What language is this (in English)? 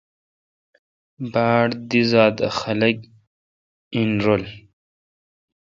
Kalkoti